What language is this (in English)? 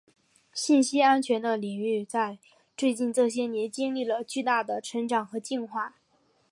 Chinese